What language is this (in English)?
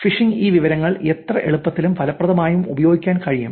Malayalam